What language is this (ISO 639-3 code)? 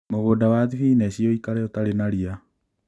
kik